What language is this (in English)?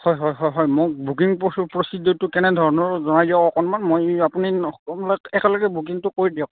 Assamese